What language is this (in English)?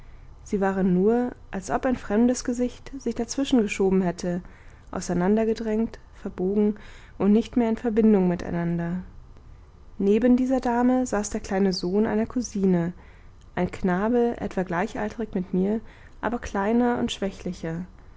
German